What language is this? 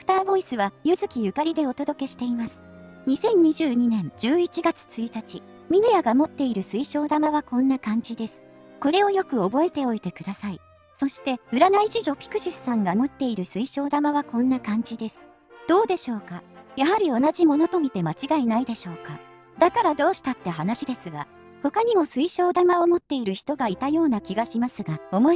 Japanese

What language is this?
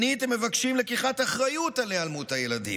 Hebrew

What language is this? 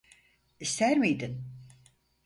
Turkish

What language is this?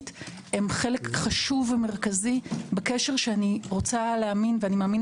Hebrew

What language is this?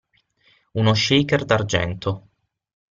Italian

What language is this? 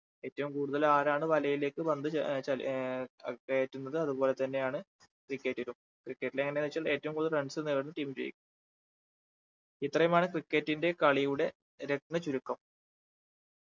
Malayalam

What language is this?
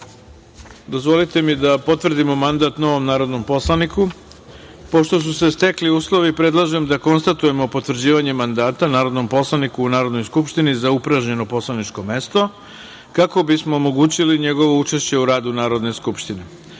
Serbian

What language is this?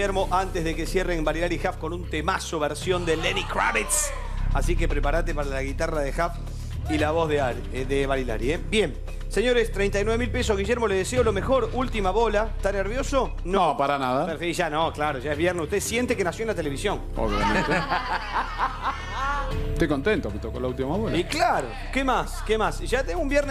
Spanish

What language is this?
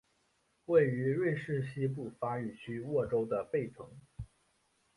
Chinese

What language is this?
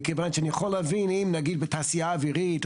Hebrew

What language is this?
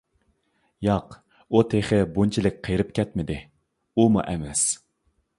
Uyghur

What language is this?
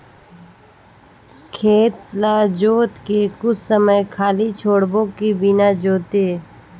Chhattisgarhi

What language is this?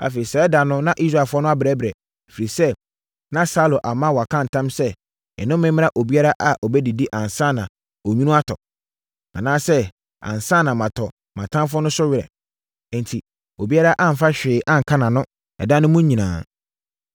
Akan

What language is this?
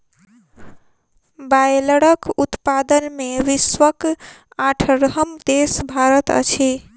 Maithili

